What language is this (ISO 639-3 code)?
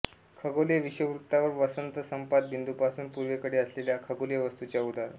mar